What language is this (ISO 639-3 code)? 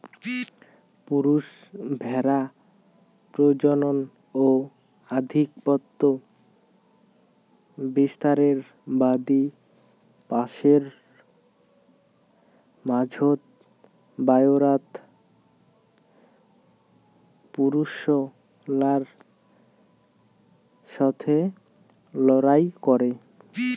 ben